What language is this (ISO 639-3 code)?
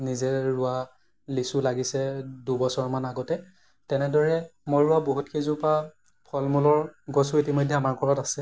asm